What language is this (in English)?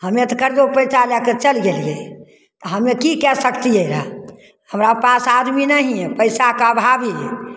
Maithili